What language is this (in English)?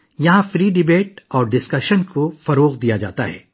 Urdu